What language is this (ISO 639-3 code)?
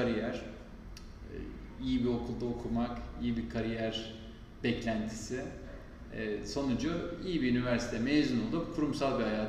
tur